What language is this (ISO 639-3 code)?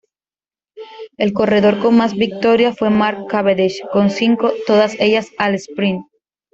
spa